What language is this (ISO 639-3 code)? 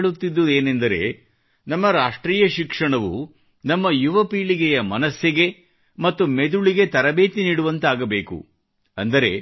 kan